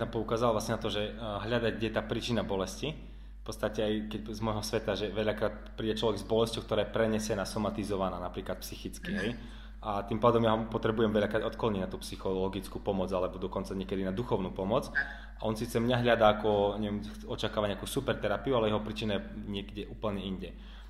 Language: Slovak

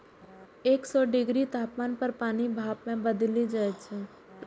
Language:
Maithili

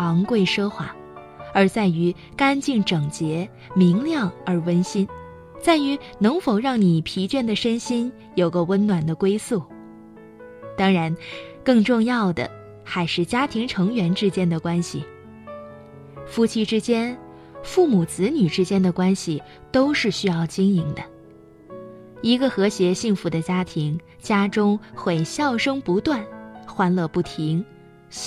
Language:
Chinese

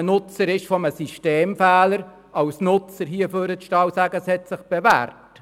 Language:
Swiss German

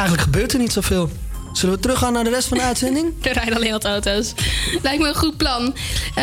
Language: Dutch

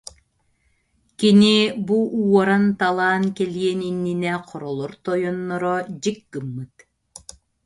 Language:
Yakut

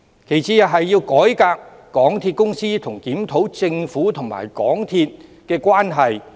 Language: Cantonese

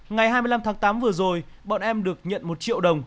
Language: Vietnamese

